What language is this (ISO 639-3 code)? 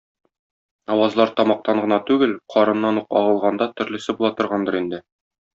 tat